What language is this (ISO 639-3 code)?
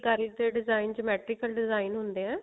pan